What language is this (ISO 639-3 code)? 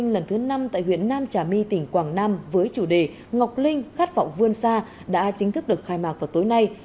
vie